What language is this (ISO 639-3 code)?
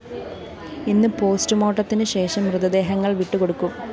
mal